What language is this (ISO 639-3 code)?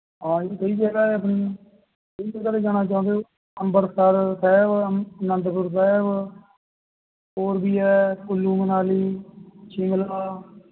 pan